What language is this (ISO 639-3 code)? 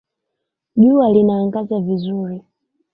swa